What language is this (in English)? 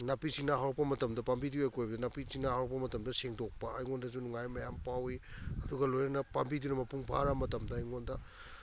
Manipuri